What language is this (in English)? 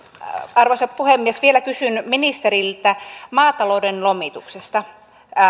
Finnish